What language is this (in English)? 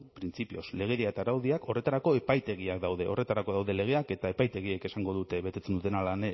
Basque